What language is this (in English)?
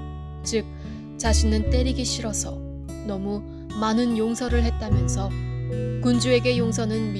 Korean